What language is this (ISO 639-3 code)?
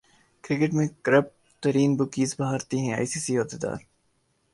urd